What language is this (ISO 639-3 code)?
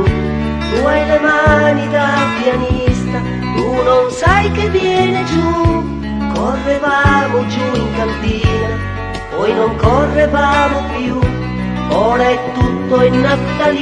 ita